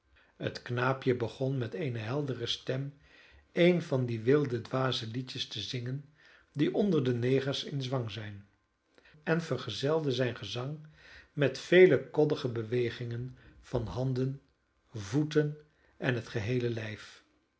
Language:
Dutch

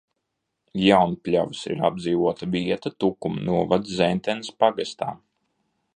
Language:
Latvian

